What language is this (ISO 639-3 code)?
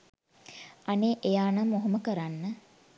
sin